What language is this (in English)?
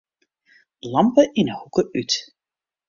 Western Frisian